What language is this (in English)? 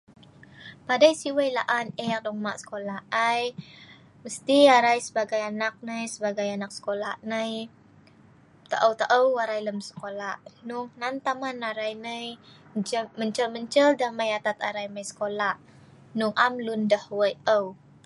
Sa'ban